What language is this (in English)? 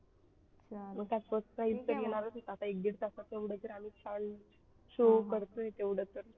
Marathi